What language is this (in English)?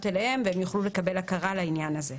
Hebrew